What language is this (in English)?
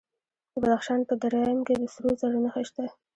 Pashto